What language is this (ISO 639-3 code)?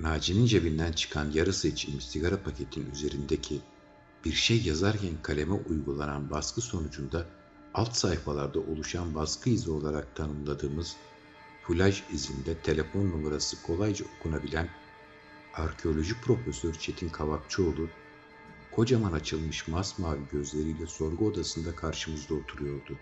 tur